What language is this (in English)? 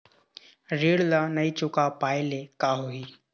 Chhattisgarhi